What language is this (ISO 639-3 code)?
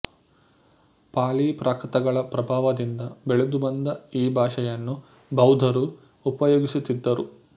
kan